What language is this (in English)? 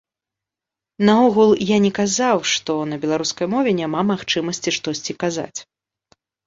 Belarusian